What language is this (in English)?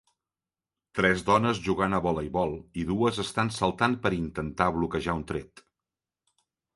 Catalan